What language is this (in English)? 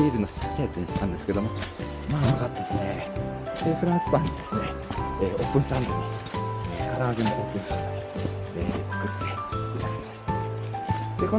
Japanese